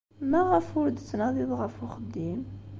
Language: Kabyle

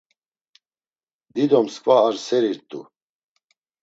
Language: Laz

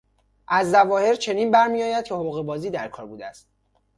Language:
Persian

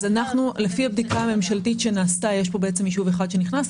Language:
Hebrew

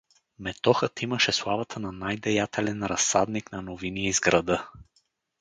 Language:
Bulgarian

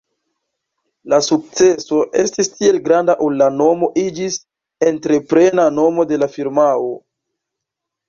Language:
Esperanto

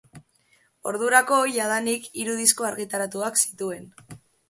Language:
Basque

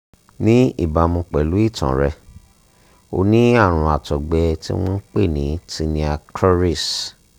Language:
Yoruba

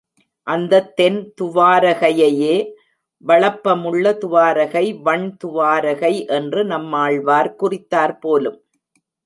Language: Tamil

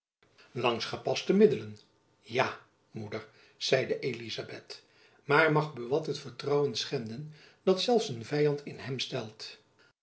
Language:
Dutch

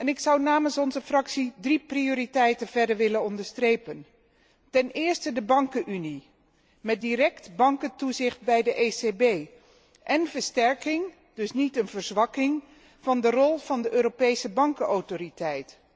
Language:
Dutch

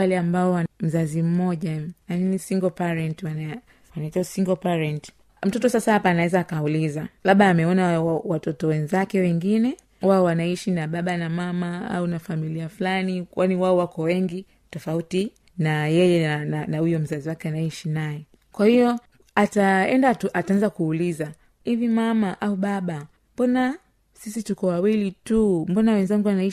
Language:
Swahili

